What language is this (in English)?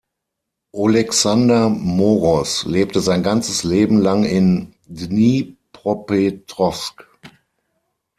German